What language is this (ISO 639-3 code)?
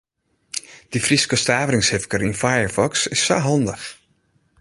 fry